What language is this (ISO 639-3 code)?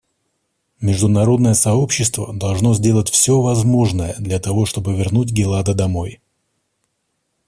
rus